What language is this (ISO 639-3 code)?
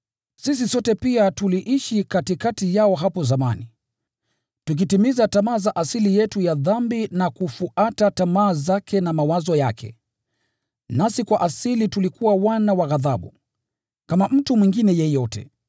swa